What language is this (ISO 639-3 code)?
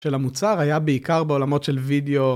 heb